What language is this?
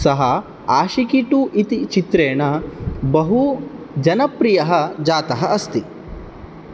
Sanskrit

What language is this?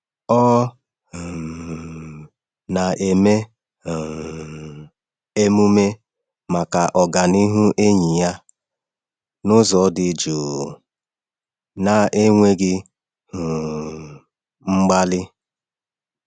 Igbo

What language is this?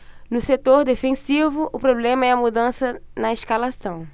Portuguese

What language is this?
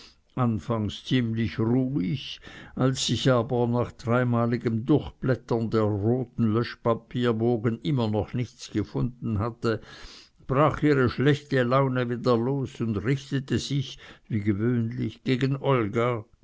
German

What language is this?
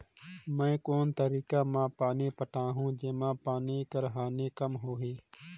Chhattisgarhi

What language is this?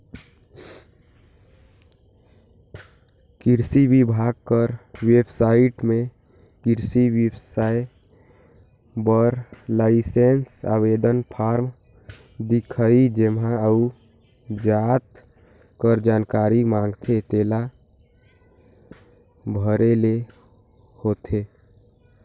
Chhattisgarhi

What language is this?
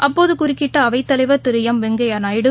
Tamil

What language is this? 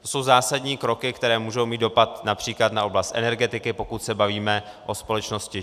Czech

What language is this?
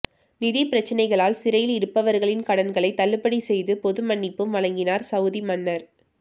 Tamil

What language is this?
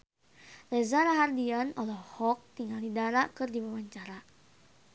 Sundanese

